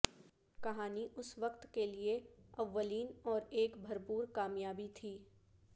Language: Urdu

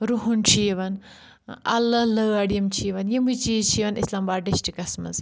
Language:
Kashmiri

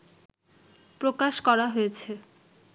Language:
Bangla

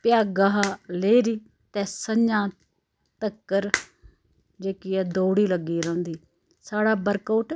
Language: Dogri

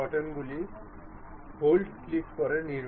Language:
Bangla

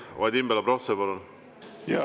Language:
Estonian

